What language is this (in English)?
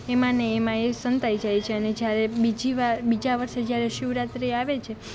Gujarati